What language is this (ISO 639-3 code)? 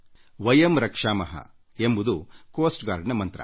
kan